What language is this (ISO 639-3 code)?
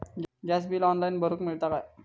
mar